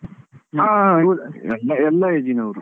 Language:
Kannada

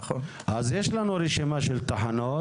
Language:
Hebrew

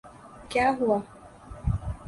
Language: Urdu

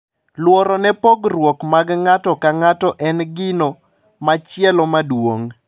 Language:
Luo (Kenya and Tanzania)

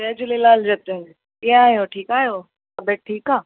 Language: Sindhi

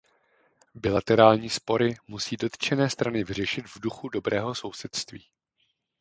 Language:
Czech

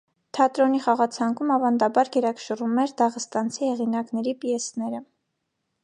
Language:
Armenian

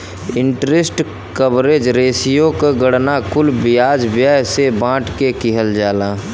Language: Bhojpuri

